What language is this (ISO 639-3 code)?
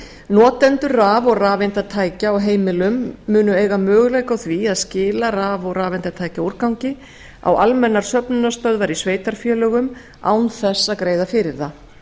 isl